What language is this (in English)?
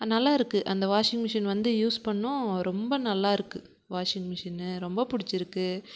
Tamil